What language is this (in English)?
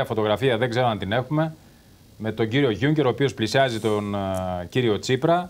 Greek